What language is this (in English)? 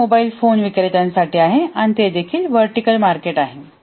Marathi